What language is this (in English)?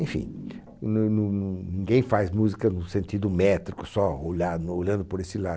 Portuguese